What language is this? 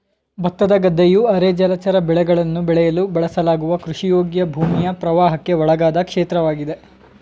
Kannada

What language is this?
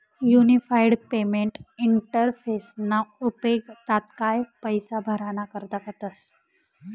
Marathi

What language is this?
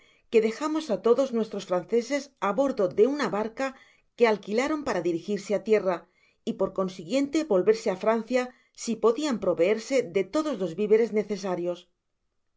Spanish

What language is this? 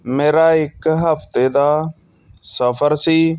Punjabi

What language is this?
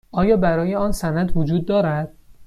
Persian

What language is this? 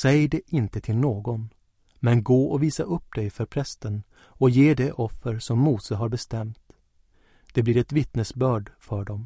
Swedish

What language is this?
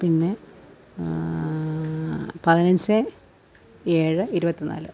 Malayalam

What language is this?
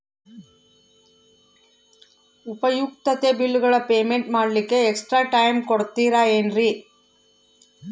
Kannada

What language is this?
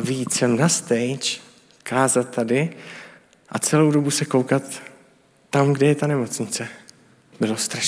Czech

